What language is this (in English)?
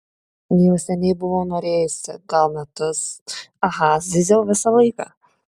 Lithuanian